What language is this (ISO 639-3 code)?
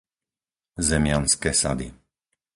slk